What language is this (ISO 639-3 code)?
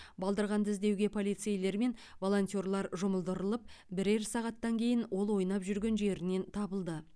kaz